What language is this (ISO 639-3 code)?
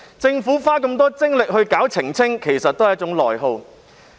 yue